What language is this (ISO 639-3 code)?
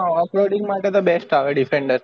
guj